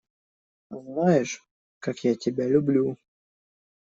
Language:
Russian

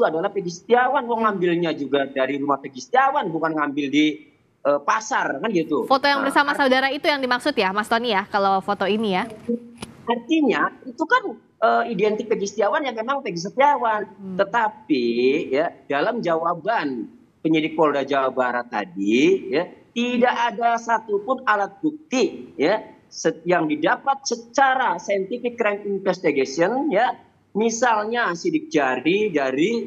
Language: Indonesian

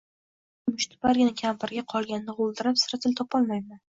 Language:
Uzbek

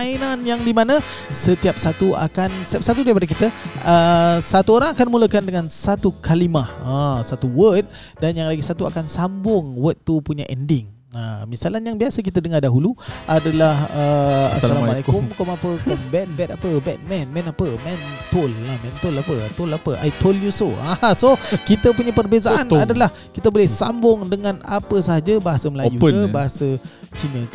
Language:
Malay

